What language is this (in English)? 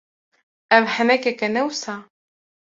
Kurdish